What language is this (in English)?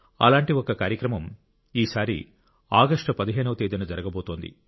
Telugu